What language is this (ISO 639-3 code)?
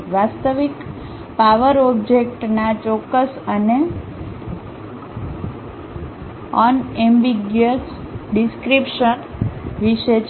guj